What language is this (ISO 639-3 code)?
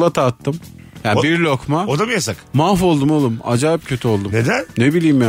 tur